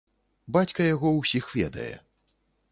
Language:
Belarusian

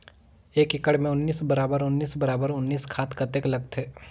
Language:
Chhattisgarhi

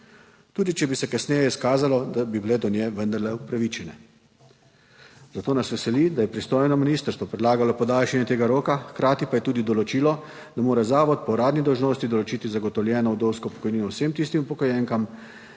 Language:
Slovenian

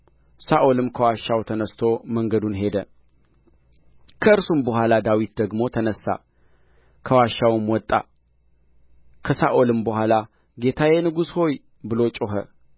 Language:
Amharic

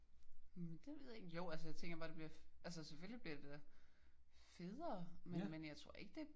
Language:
Danish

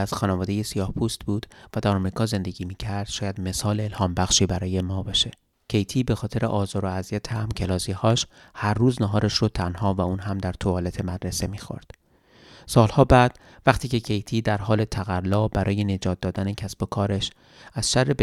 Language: Persian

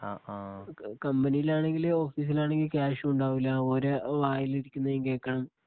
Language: Malayalam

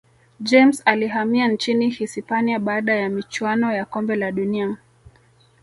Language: Swahili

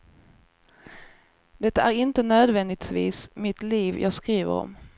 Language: Swedish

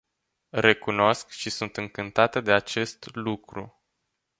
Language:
Romanian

